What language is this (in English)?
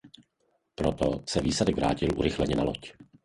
Czech